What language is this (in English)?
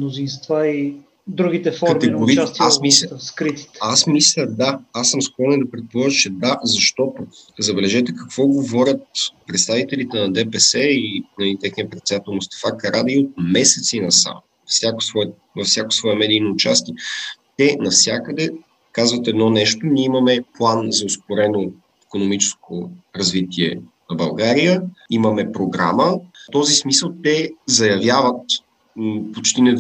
Bulgarian